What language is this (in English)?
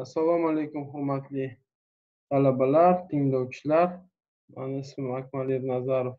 Turkish